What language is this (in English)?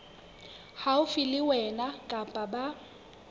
Southern Sotho